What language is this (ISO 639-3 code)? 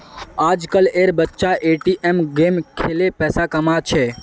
mag